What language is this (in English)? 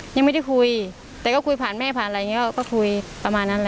Thai